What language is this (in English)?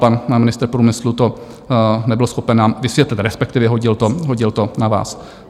Czech